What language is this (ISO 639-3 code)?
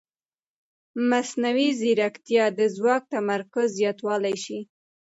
pus